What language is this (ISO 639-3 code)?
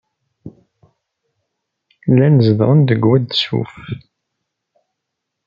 kab